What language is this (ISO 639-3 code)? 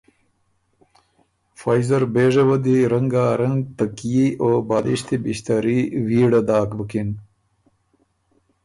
oru